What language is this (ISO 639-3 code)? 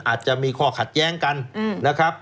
tha